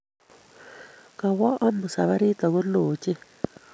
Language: Kalenjin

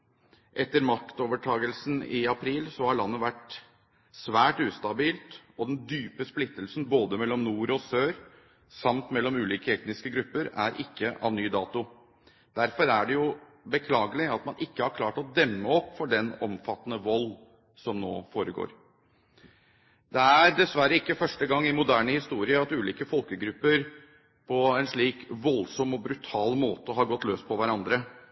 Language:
Norwegian Bokmål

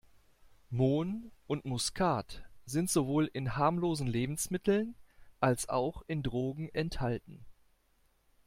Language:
German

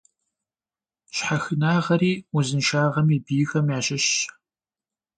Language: Kabardian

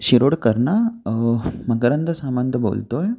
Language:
Marathi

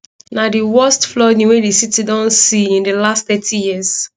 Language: Nigerian Pidgin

